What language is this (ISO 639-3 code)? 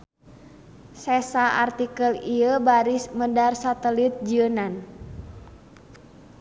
sun